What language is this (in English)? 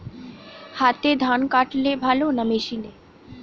Bangla